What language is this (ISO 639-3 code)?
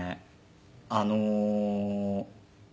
jpn